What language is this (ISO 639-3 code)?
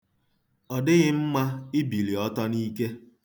ibo